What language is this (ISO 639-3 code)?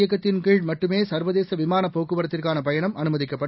tam